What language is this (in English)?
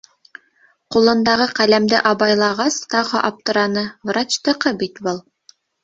Bashkir